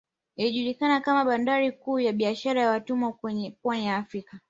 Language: Swahili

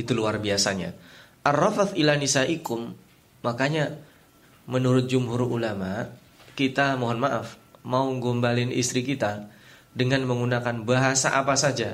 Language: Indonesian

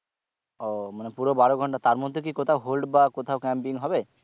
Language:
Bangla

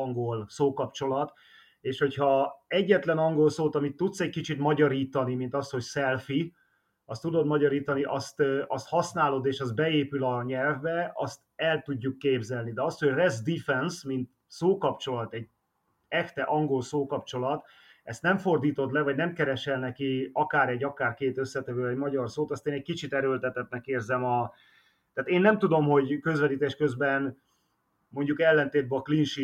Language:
Hungarian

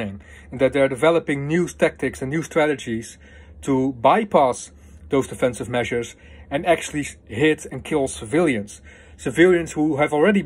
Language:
English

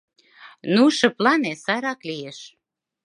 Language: Mari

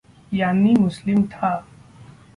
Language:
Hindi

